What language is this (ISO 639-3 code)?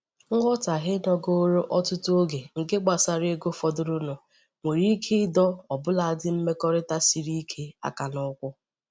ibo